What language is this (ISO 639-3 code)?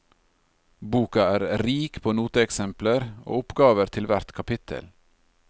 nor